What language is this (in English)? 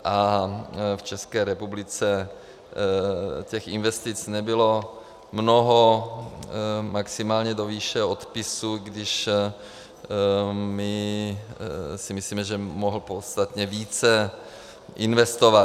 Czech